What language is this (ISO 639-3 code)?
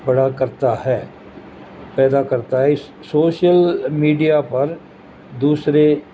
urd